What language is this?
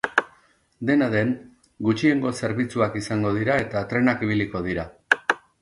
Basque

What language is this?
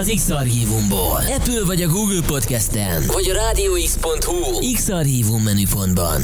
Hungarian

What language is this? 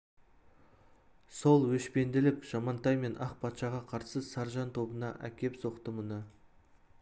Kazakh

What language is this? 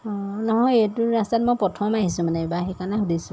Assamese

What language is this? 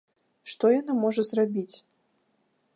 Belarusian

